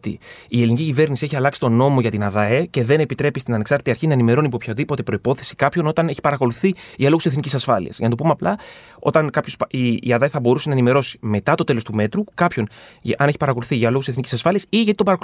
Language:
Greek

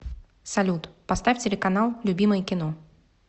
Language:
Russian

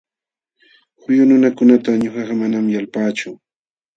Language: Jauja Wanca Quechua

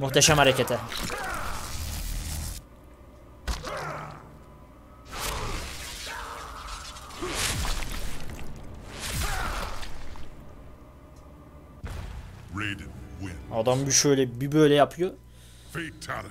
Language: Turkish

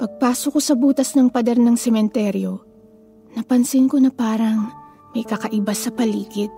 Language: Filipino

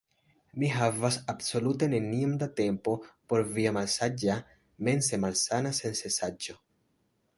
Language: Esperanto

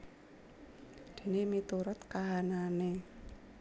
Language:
Javanese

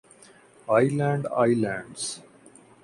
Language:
Urdu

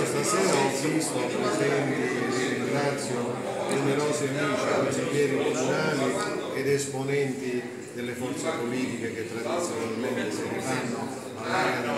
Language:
Italian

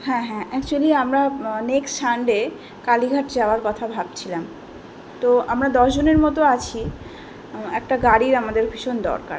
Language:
Bangla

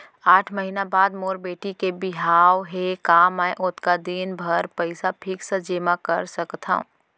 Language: Chhattisgarhi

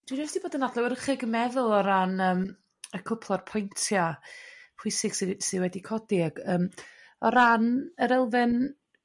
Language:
Welsh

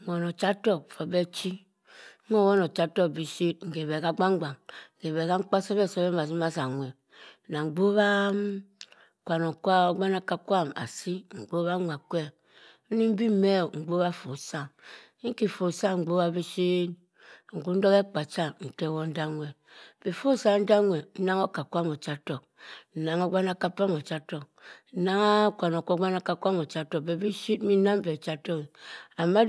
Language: Cross River Mbembe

